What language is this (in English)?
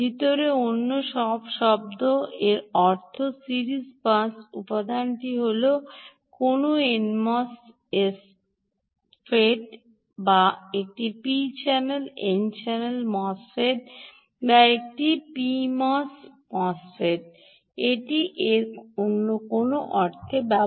Bangla